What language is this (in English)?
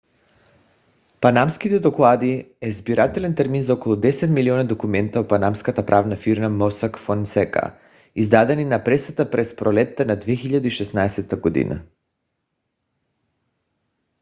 Bulgarian